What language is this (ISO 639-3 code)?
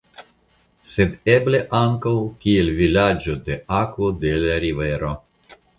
epo